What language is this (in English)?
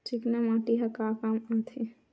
Chhattisgarhi